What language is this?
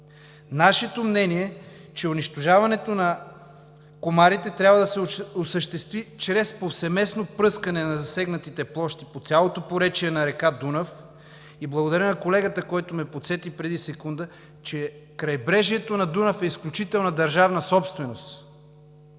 Bulgarian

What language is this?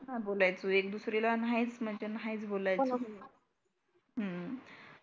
Marathi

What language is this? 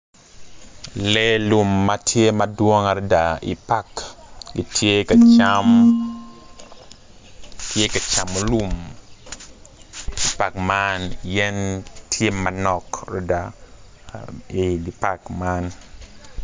Acoli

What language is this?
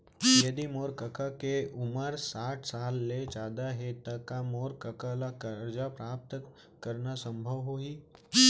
Chhattisgarhi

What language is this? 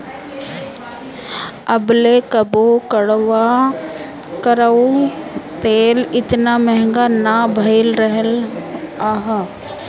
Bhojpuri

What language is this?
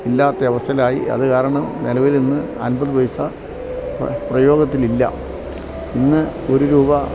Malayalam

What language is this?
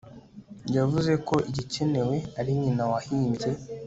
Kinyarwanda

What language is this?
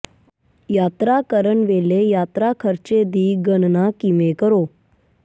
Punjabi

